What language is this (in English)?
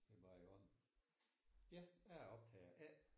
Danish